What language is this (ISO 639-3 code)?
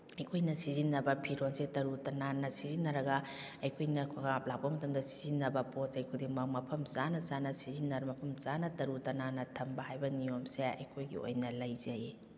mni